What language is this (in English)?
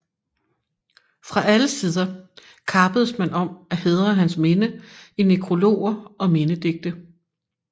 Danish